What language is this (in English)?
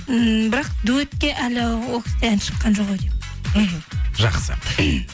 Kazakh